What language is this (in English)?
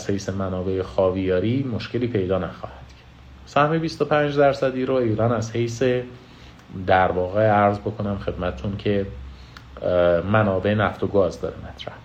Persian